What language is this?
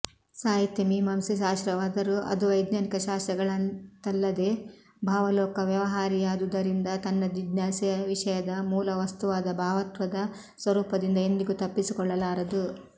Kannada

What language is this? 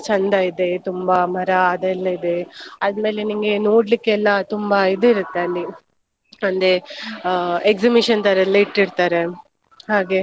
Kannada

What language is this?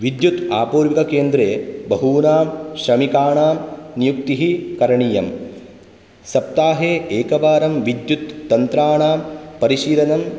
Sanskrit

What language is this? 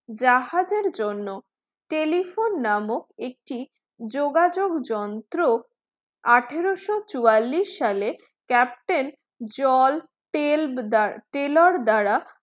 Bangla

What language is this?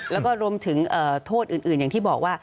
Thai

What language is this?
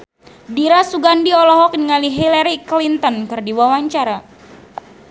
Sundanese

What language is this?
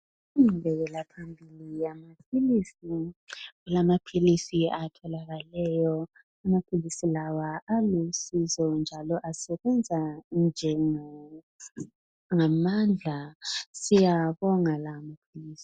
North Ndebele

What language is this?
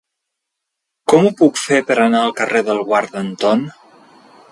Catalan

